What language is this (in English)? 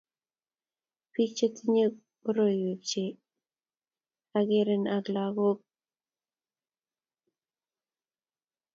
Kalenjin